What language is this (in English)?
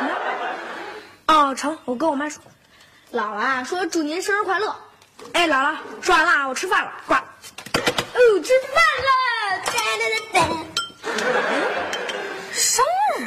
Chinese